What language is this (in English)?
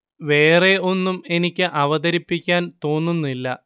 Malayalam